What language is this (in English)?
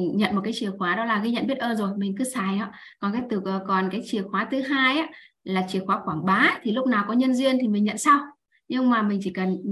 Vietnamese